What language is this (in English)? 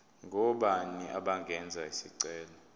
Zulu